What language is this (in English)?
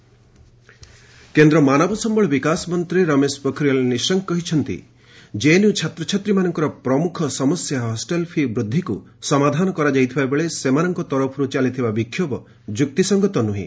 Odia